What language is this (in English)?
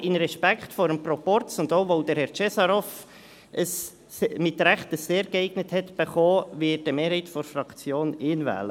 Swiss German